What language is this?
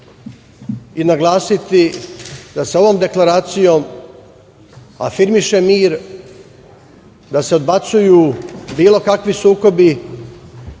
Serbian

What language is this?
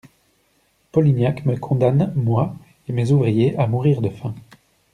French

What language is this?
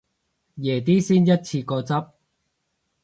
Cantonese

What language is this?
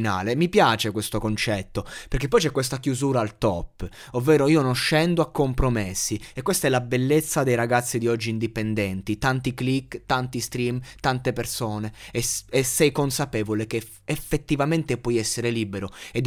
Italian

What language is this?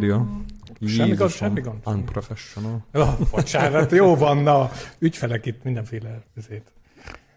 Hungarian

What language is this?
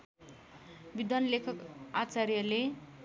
Nepali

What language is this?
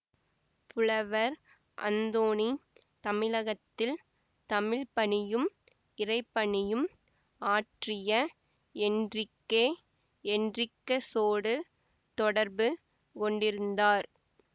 Tamil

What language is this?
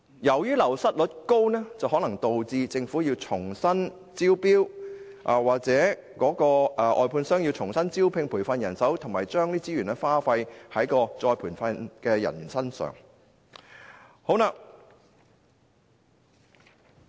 Cantonese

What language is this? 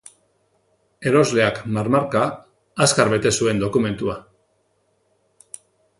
Basque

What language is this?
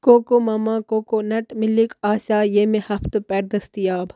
Kashmiri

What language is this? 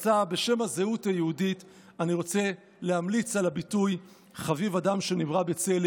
Hebrew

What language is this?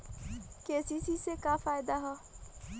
Bhojpuri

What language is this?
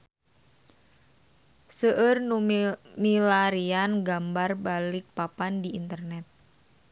Sundanese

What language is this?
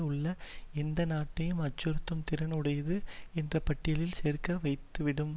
Tamil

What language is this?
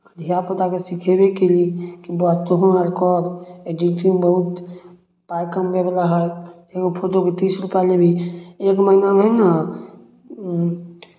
Maithili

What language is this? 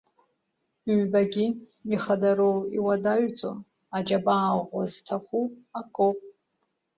Abkhazian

